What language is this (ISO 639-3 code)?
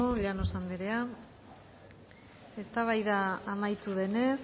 eus